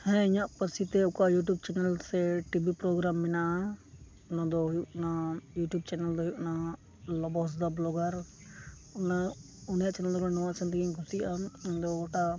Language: Santali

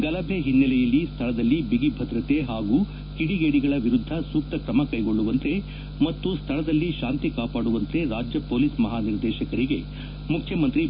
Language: Kannada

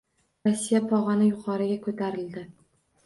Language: Uzbek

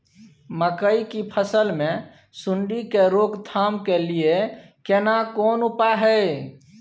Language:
Maithili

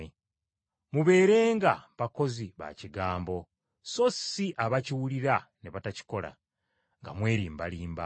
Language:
Ganda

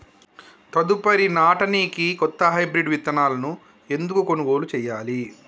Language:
Telugu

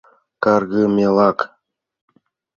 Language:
Mari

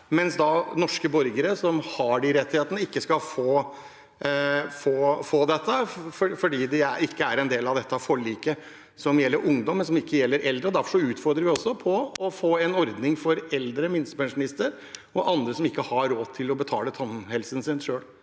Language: Norwegian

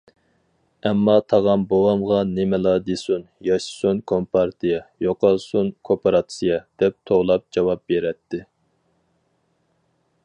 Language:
Uyghur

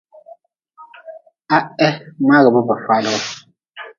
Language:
Nawdm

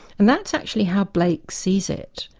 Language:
English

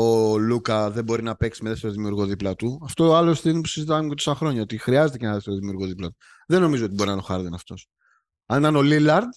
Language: Greek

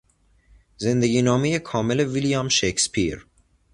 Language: Persian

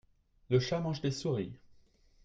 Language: French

